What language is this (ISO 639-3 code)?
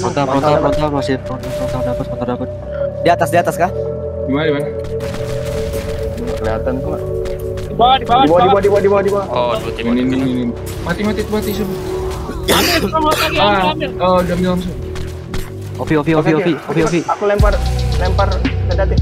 ind